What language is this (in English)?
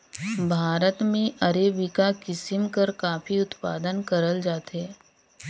Chhattisgarhi